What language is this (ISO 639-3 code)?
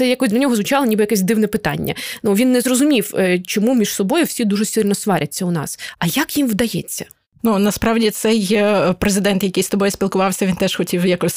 ukr